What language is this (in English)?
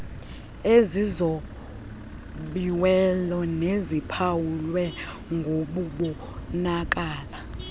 Xhosa